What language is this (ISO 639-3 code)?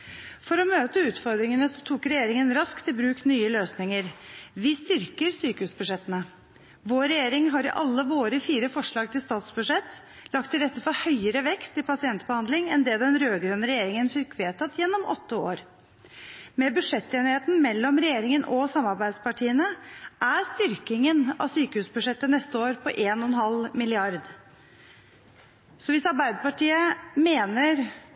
nob